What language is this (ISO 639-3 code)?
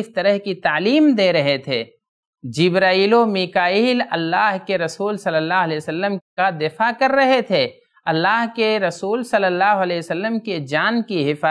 ara